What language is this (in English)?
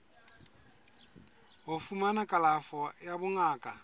Southern Sotho